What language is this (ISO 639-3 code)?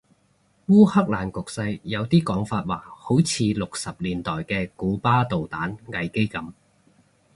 yue